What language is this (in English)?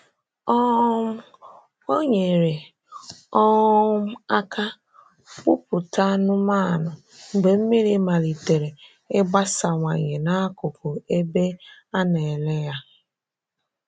Igbo